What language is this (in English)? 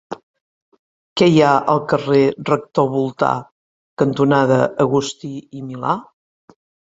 Catalan